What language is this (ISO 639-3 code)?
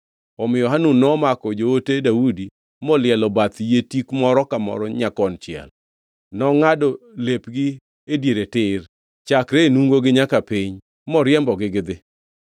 luo